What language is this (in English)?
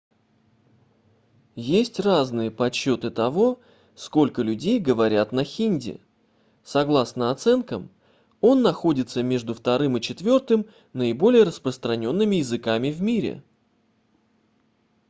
Russian